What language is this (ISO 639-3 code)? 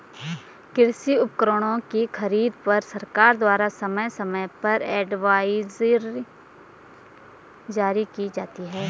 hin